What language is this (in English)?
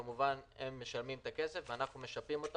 Hebrew